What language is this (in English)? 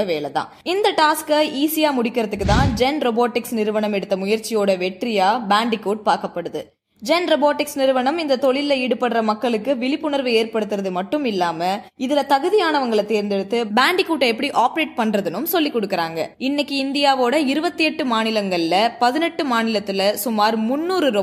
Tamil